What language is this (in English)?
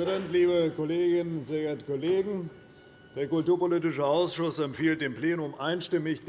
German